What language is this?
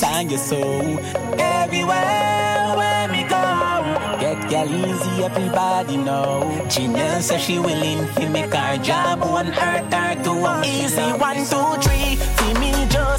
English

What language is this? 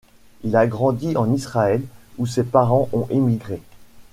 French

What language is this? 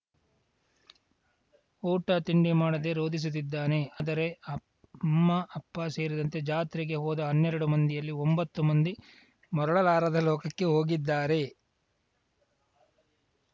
Kannada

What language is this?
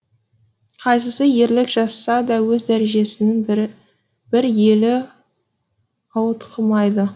Kazakh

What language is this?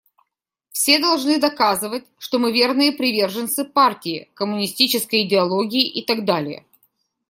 Russian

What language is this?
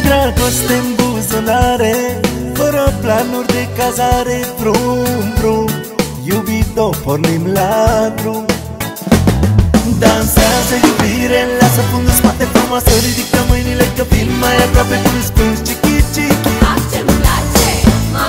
Romanian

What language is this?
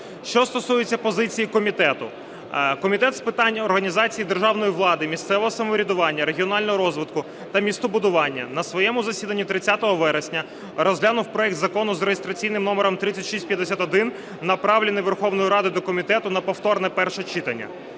Ukrainian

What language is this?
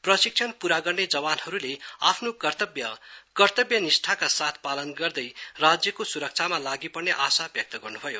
Nepali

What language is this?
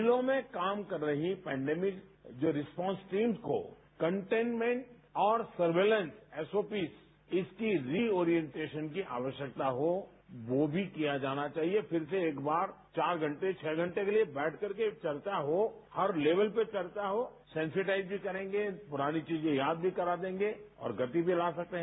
Hindi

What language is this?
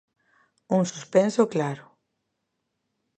Galician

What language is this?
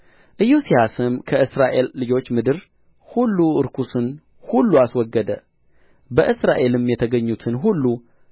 Amharic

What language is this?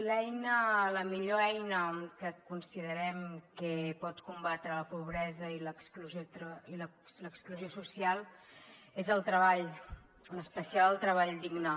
Catalan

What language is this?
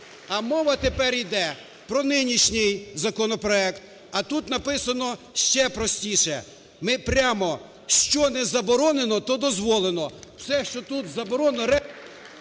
Ukrainian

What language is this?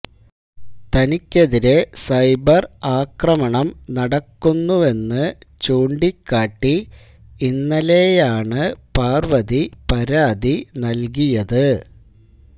Malayalam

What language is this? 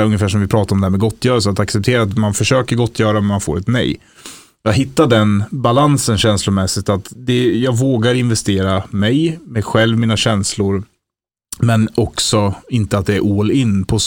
Swedish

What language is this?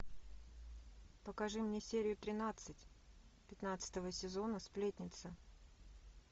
Russian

